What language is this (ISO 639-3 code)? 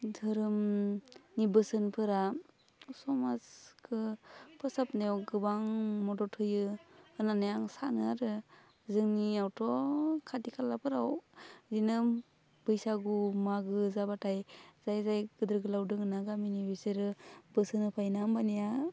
brx